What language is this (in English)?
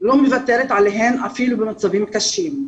Hebrew